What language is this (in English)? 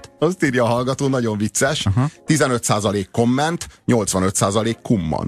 Hungarian